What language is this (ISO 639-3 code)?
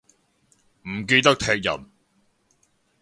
yue